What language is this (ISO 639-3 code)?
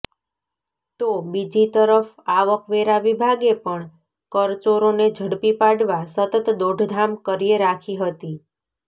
guj